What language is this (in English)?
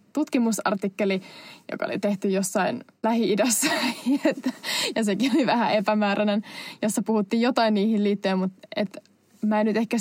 Finnish